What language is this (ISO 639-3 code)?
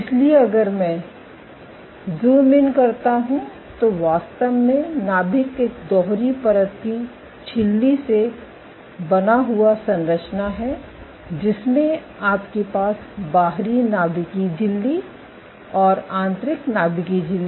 hin